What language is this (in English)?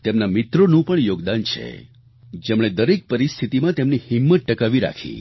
Gujarati